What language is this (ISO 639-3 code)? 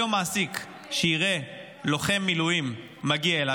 heb